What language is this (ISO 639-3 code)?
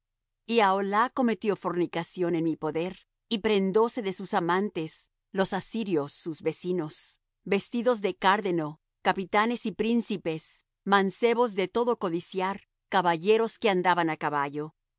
spa